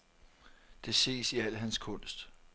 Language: Danish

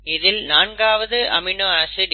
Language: Tamil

